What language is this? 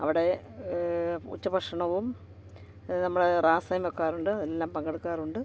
Malayalam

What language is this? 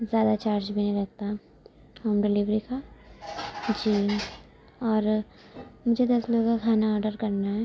Urdu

